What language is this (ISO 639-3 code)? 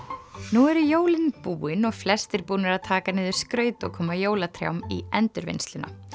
isl